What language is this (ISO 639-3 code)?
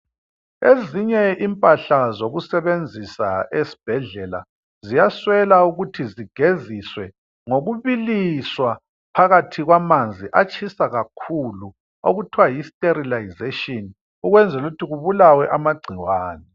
nde